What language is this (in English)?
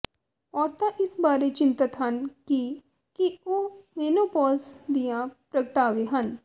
Punjabi